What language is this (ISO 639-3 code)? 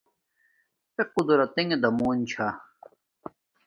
dmk